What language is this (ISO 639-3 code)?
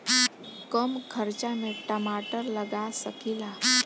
bho